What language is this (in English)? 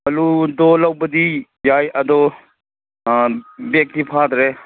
Manipuri